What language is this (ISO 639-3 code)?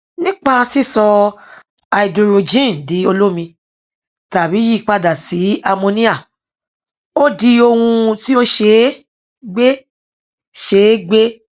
yor